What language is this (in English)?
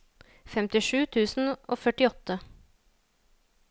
Norwegian